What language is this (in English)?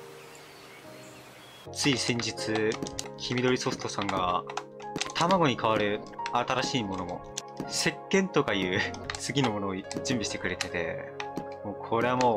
Japanese